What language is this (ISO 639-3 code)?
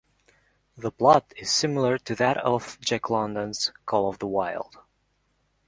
eng